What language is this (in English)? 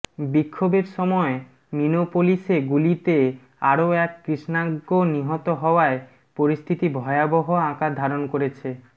Bangla